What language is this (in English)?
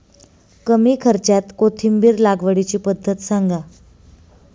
Marathi